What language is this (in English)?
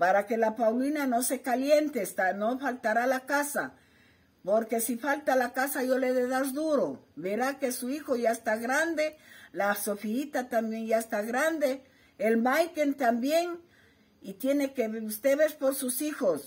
Spanish